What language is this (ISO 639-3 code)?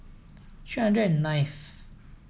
eng